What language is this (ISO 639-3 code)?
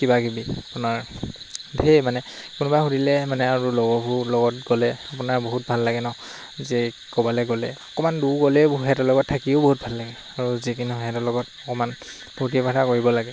asm